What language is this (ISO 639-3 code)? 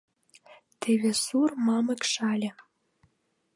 chm